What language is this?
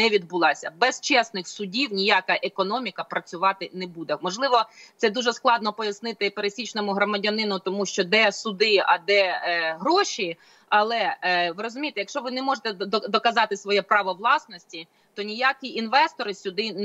Ukrainian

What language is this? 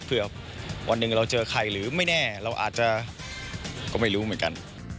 Thai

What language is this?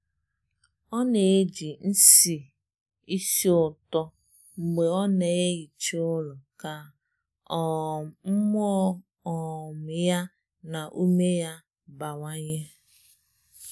Igbo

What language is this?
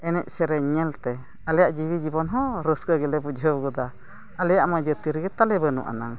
Santali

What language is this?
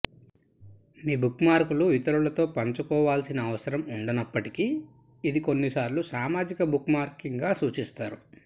Telugu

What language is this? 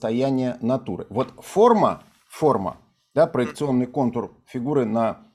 Russian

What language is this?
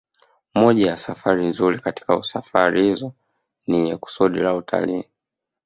Swahili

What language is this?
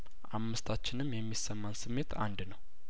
Amharic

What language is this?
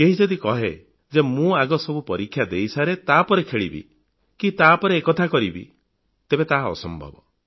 Odia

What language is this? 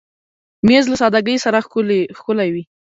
Pashto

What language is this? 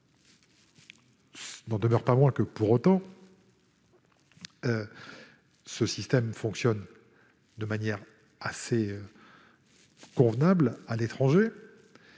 French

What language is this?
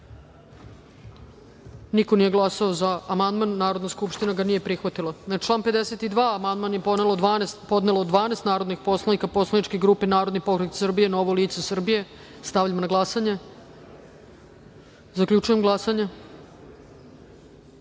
Serbian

